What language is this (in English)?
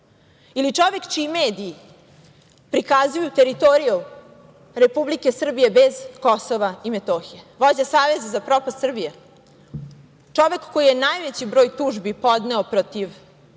Serbian